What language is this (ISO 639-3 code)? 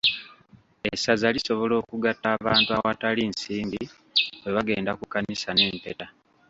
lug